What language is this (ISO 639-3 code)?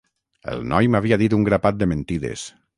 cat